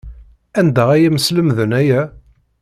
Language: Kabyle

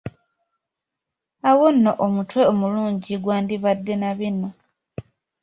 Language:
Ganda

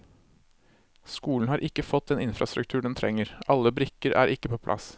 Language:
Norwegian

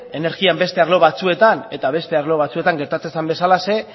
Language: Basque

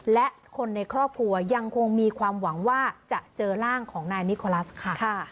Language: Thai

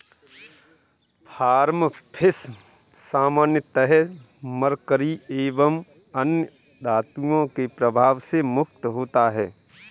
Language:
Hindi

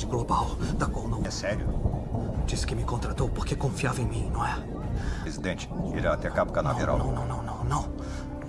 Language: Portuguese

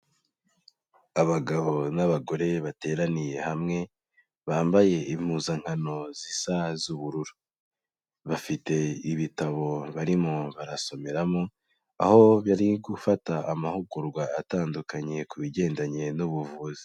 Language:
Kinyarwanda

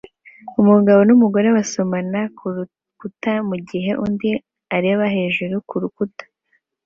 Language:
Kinyarwanda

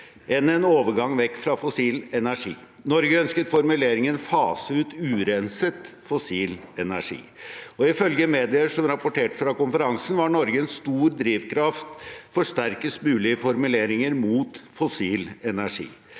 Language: Norwegian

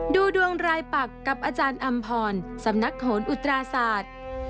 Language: Thai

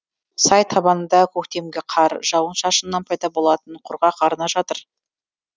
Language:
Kazakh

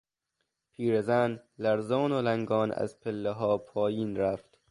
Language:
Persian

